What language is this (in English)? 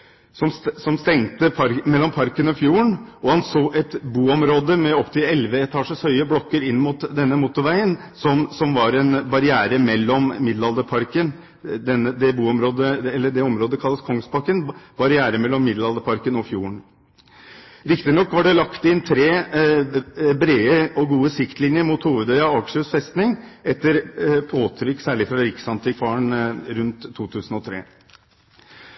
Norwegian Bokmål